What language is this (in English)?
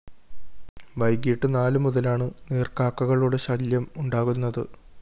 Malayalam